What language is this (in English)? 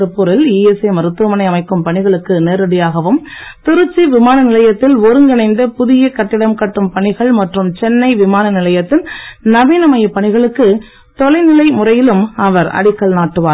Tamil